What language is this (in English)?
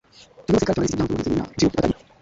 Swahili